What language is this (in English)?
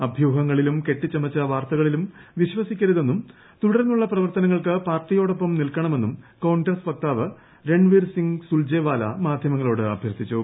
Malayalam